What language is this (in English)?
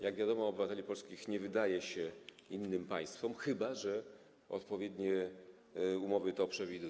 Polish